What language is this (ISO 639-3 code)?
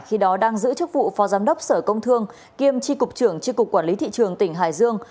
vie